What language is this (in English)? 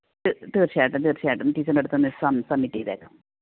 Malayalam